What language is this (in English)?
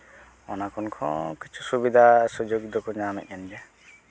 Santali